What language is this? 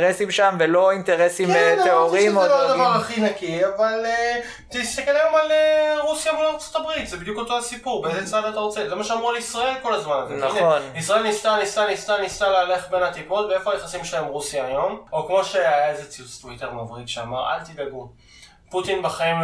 Hebrew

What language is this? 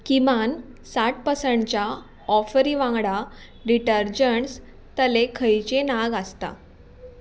Konkani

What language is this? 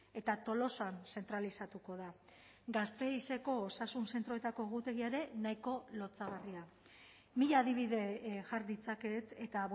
Basque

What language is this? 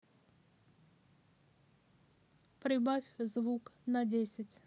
Russian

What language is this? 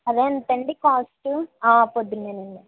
Telugu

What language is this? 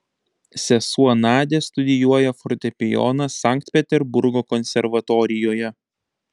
Lithuanian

